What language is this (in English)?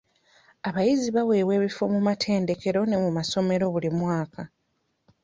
Ganda